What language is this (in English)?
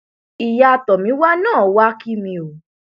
Yoruba